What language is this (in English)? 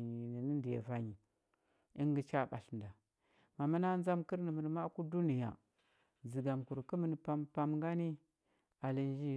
Huba